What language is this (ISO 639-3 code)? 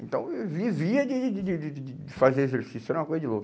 por